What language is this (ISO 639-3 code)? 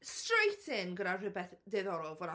cym